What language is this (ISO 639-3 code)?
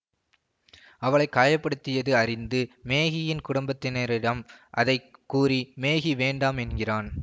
tam